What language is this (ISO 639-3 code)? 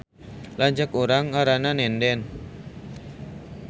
sun